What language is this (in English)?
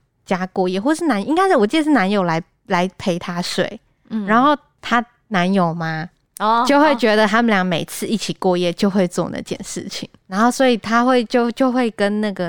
Chinese